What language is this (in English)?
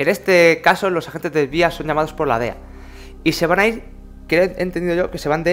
Spanish